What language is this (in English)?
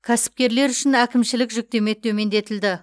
Kazakh